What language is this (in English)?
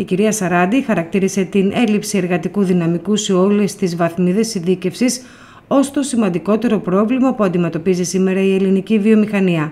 Greek